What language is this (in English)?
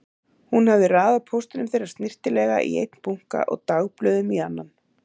Icelandic